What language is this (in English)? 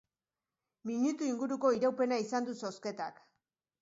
Basque